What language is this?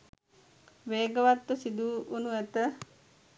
Sinhala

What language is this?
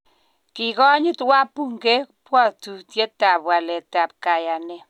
Kalenjin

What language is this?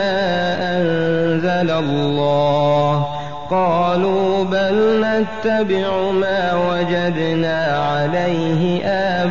Arabic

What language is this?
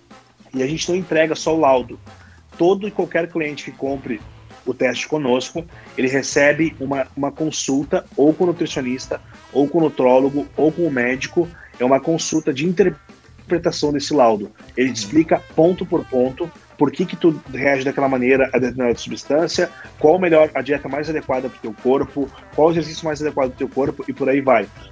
Portuguese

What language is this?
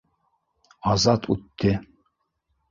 Bashkir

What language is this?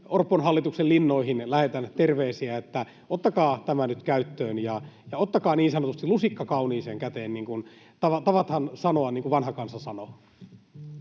Finnish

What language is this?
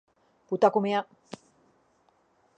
Basque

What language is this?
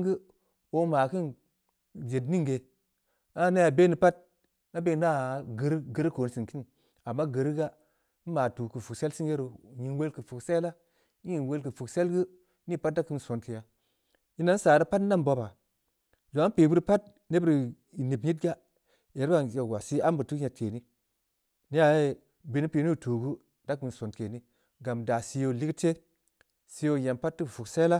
Samba Leko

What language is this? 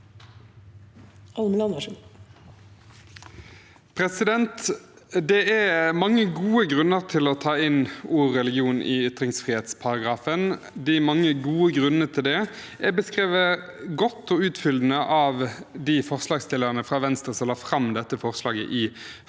Norwegian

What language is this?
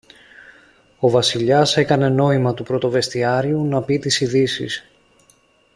Greek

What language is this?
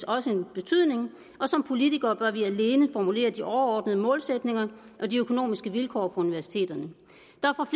Danish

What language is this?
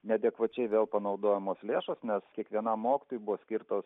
Lithuanian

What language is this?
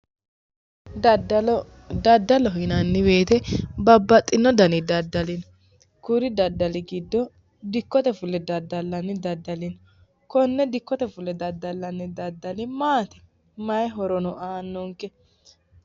Sidamo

